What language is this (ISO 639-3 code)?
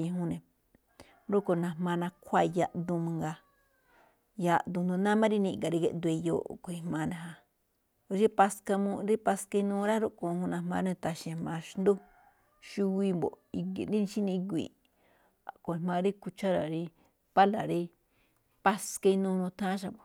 tcf